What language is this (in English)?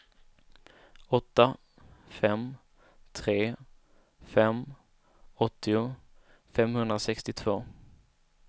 Swedish